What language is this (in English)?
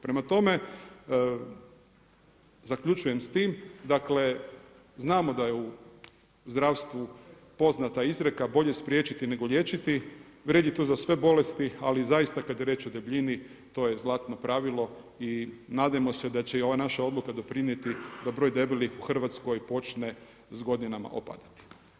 Croatian